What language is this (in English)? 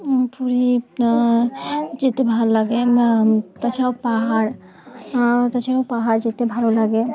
Bangla